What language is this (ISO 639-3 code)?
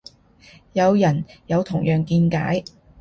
yue